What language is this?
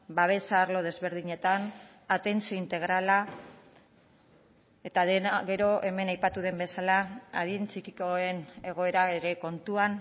Basque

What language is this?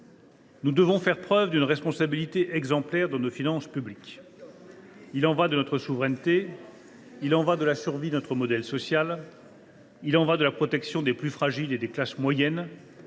French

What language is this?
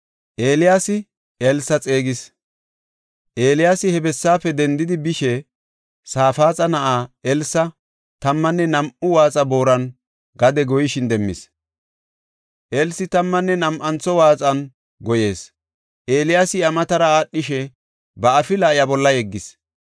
Gofa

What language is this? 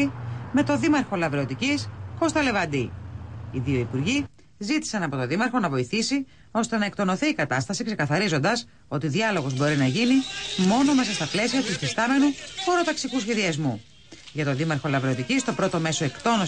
Greek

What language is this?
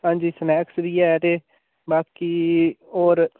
Dogri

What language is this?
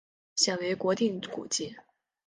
Chinese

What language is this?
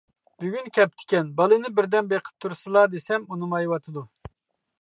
Uyghur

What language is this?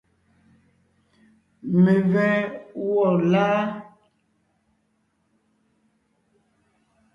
Ngiemboon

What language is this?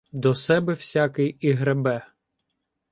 Ukrainian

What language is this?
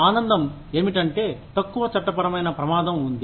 Telugu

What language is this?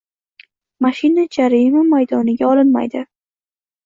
Uzbek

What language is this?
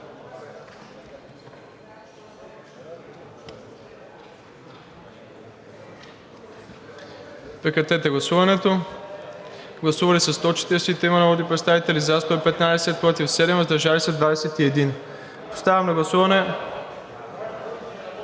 Bulgarian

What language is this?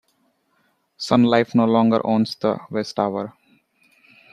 English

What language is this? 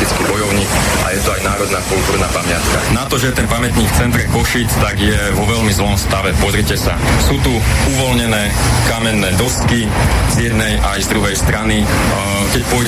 Slovak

